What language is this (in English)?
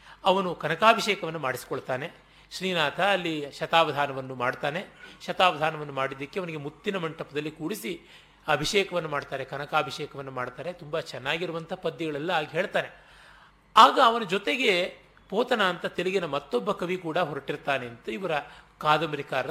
Kannada